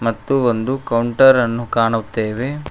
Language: Kannada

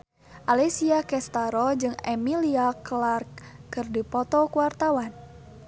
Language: Sundanese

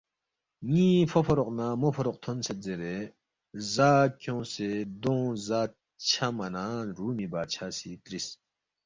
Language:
Balti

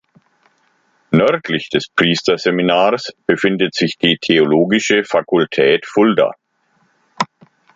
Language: German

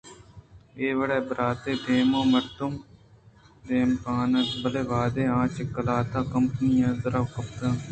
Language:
Eastern Balochi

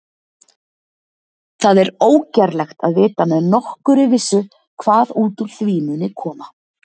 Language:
Icelandic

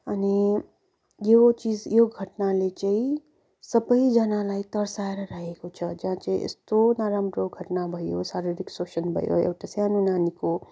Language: Nepali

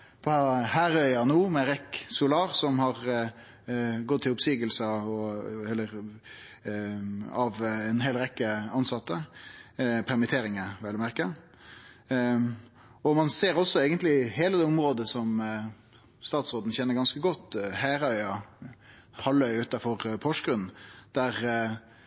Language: Norwegian Nynorsk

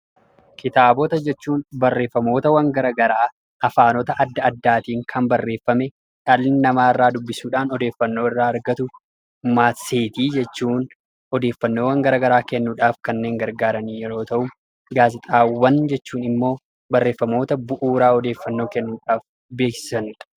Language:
Oromo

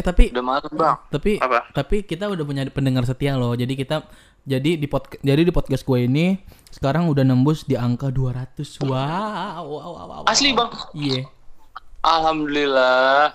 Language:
Indonesian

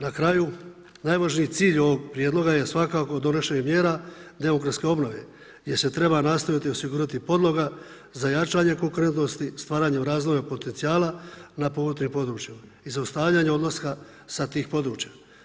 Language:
Croatian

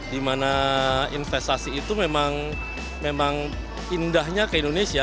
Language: Indonesian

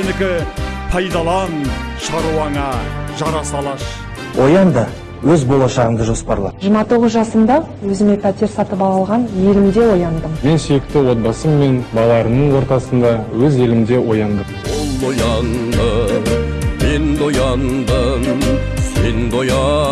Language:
Kazakh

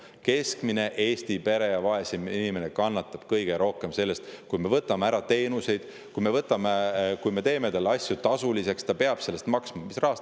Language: Estonian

